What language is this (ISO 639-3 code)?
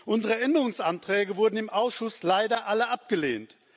deu